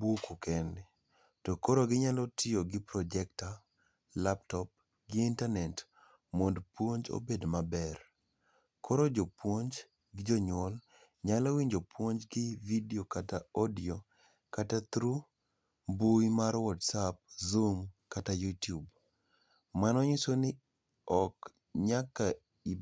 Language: Luo (Kenya and Tanzania)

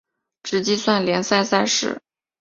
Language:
Chinese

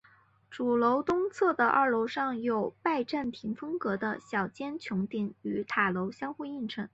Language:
Chinese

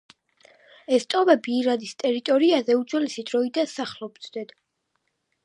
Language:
Georgian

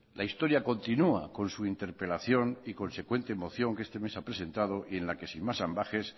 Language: Spanish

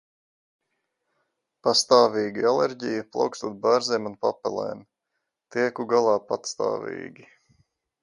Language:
Latvian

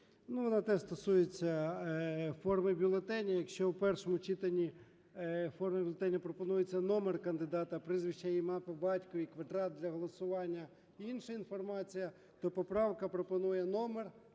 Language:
Ukrainian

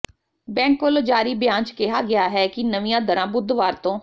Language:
Punjabi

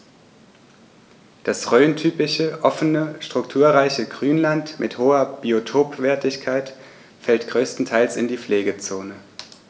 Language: German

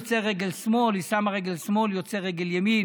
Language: Hebrew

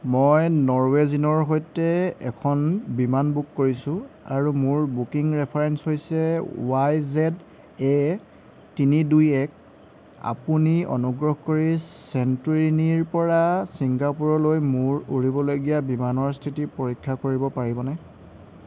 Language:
Assamese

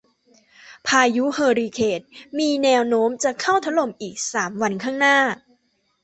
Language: Thai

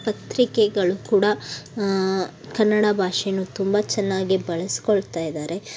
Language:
Kannada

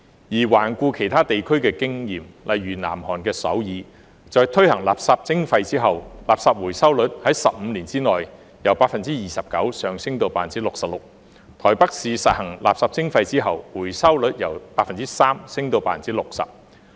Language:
Cantonese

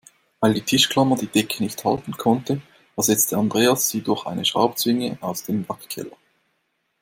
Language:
German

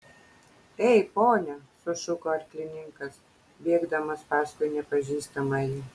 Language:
Lithuanian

